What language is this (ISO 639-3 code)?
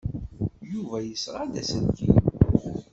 kab